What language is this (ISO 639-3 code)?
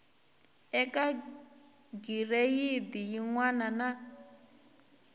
tso